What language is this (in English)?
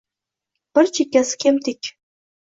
Uzbek